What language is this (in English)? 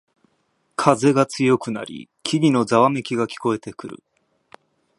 Japanese